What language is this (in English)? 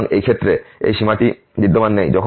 Bangla